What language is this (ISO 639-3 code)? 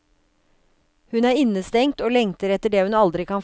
nor